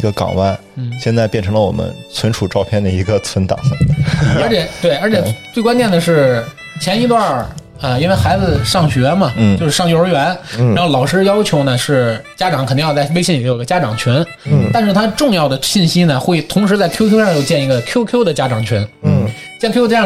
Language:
Chinese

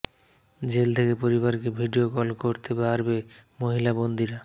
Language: Bangla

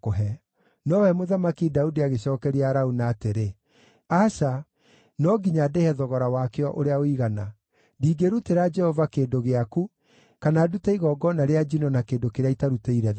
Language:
Kikuyu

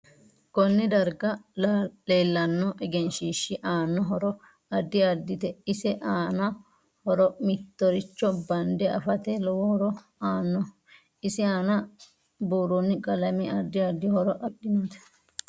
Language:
Sidamo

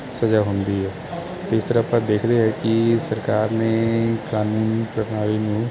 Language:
Punjabi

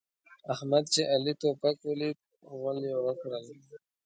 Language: Pashto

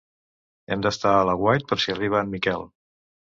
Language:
Catalan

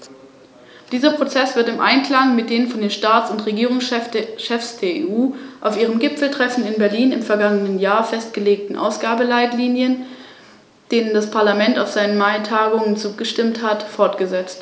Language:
German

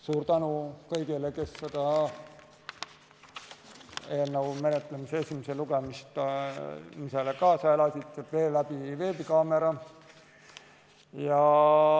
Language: Estonian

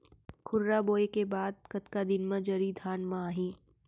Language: Chhattisgarhi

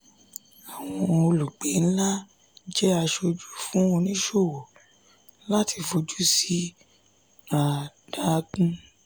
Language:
Yoruba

